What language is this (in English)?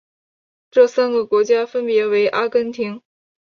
Chinese